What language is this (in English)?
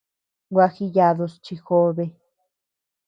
Tepeuxila Cuicatec